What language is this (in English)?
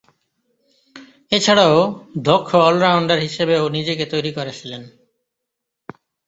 Bangla